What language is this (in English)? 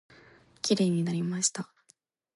Japanese